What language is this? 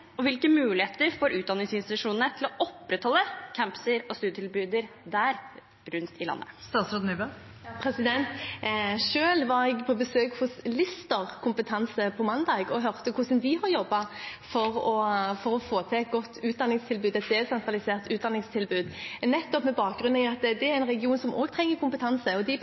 Norwegian Bokmål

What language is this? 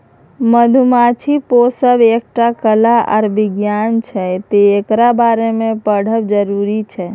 Maithili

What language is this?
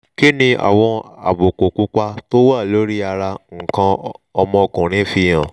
Yoruba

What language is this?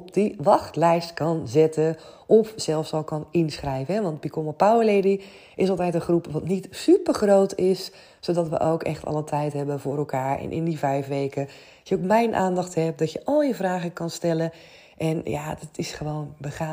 Dutch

